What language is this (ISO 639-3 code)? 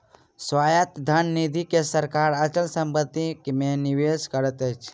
mai